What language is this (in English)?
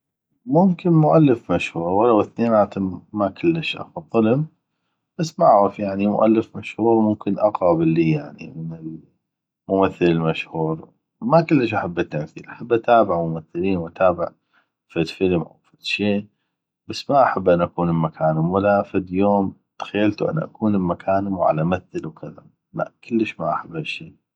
North Mesopotamian Arabic